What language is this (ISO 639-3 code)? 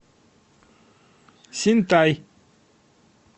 rus